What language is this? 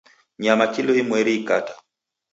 Taita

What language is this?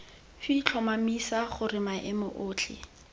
Tswana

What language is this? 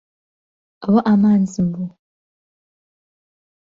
Central Kurdish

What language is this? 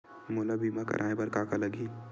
Chhattisgarhi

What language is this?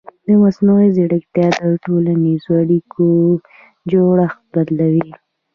Pashto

